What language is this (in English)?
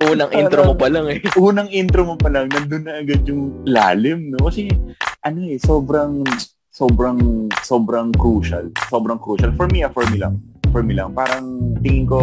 Filipino